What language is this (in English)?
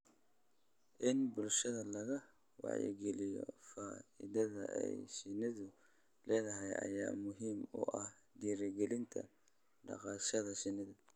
Somali